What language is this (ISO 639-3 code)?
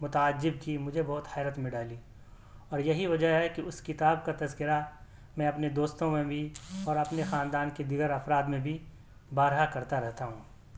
urd